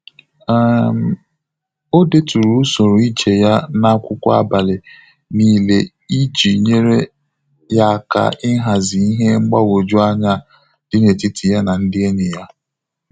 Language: Igbo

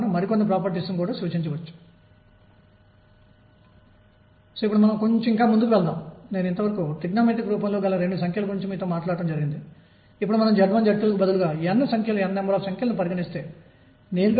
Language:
Telugu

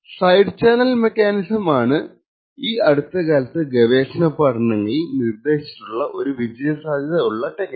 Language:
Malayalam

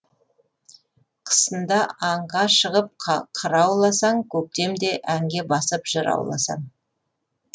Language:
Kazakh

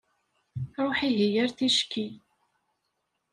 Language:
Kabyle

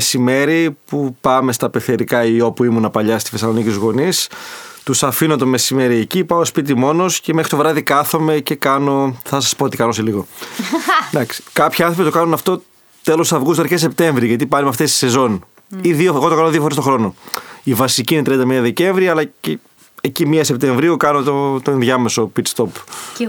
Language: Greek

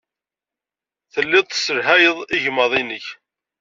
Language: Kabyle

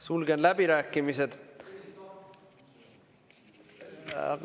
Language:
Estonian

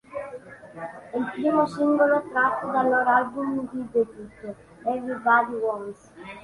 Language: Italian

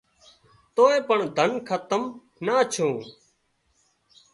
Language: Wadiyara Koli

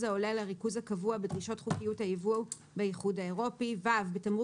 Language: Hebrew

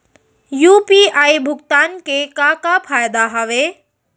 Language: Chhattisgarhi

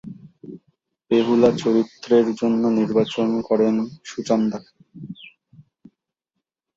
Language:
Bangla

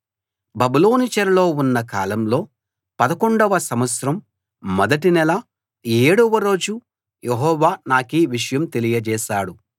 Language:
Telugu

